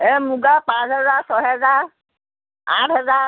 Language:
Assamese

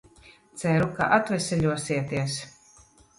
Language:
Latvian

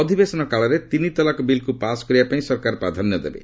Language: Odia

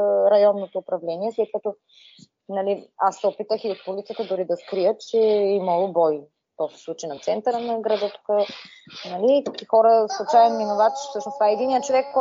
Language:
Bulgarian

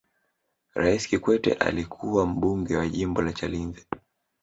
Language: Swahili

